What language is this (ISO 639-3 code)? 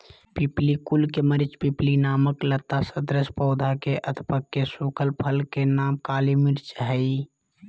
mag